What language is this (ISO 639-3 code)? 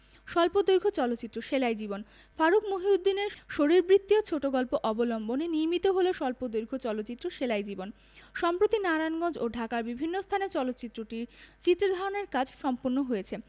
ben